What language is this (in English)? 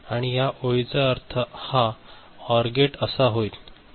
Marathi